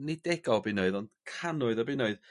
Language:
Welsh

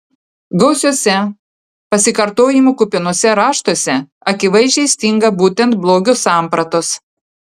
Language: Lithuanian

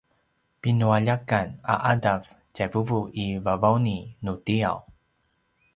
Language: Paiwan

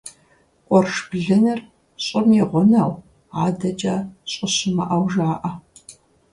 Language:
Kabardian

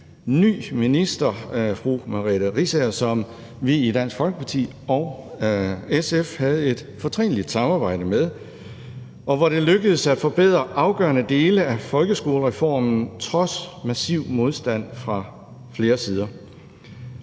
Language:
Danish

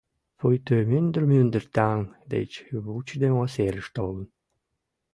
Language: Mari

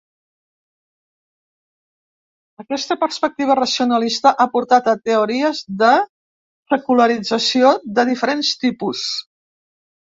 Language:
Catalan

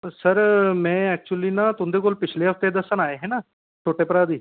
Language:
Dogri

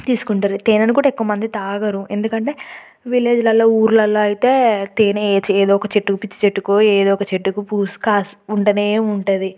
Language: Telugu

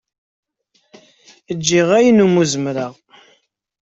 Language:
Kabyle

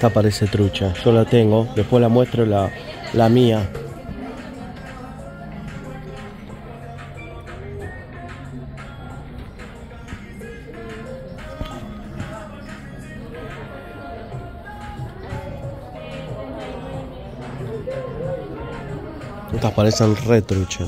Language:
Spanish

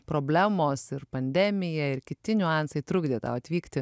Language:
Lithuanian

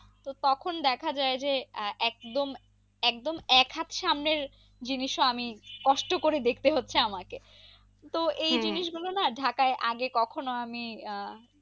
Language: Bangla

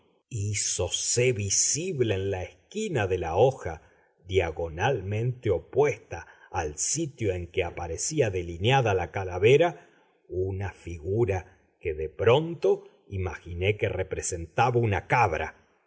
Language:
Spanish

